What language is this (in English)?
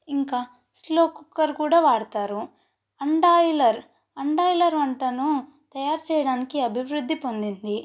Telugu